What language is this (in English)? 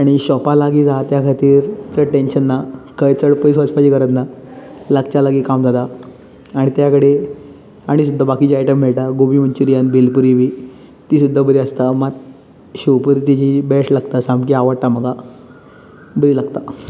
Konkani